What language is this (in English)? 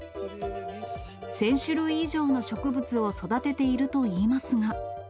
Japanese